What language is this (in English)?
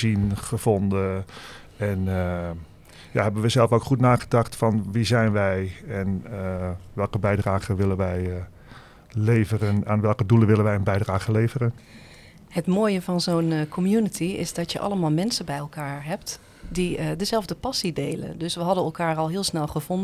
Dutch